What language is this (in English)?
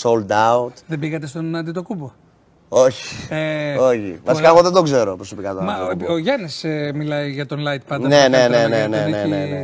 Greek